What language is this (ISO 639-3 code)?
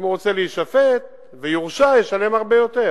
heb